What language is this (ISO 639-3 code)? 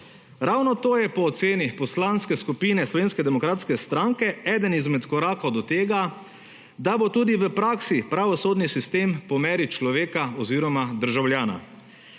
slv